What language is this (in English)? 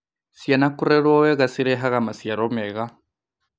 Kikuyu